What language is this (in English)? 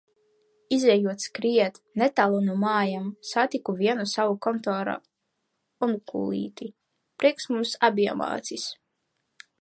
Latvian